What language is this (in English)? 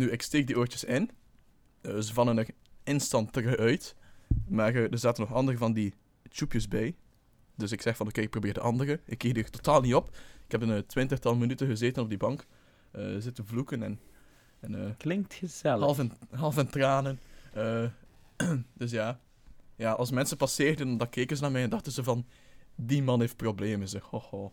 Dutch